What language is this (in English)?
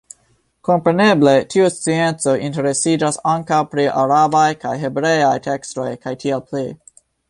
Esperanto